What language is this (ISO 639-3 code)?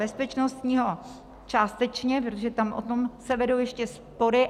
ces